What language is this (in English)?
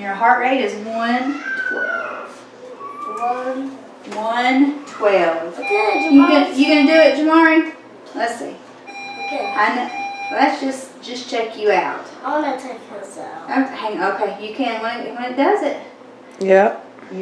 English